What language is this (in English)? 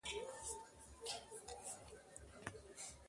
Mundang